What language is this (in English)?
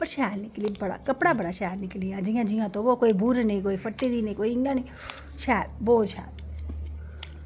Dogri